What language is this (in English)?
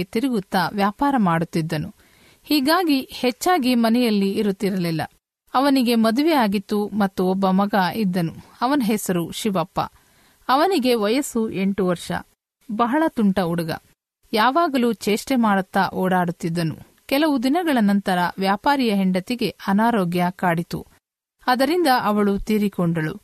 Kannada